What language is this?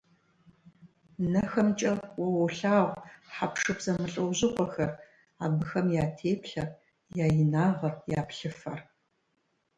Kabardian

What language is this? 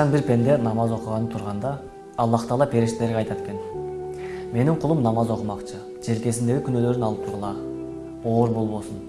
Turkish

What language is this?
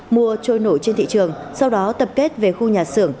Vietnamese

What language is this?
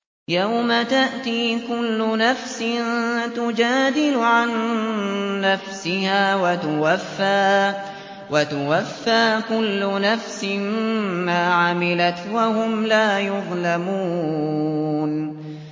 Arabic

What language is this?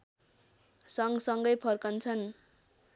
Nepali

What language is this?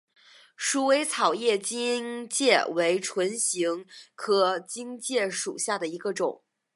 Chinese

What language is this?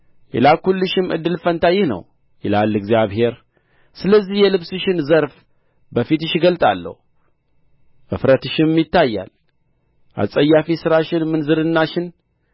Amharic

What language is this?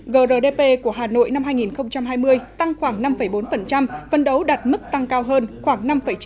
Vietnamese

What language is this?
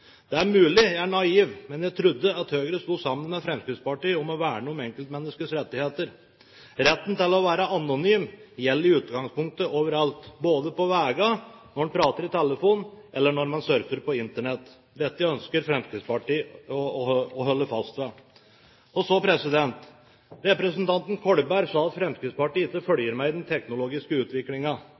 Norwegian Bokmål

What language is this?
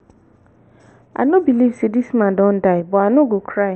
Nigerian Pidgin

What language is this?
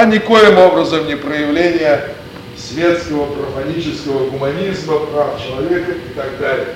Russian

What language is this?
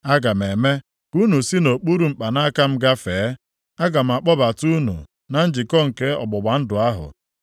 Igbo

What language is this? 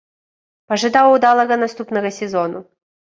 Belarusian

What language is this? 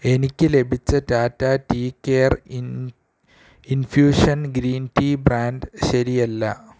Malayalam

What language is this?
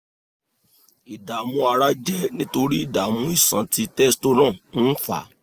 Yoruba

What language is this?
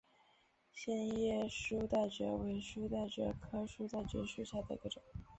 Chinese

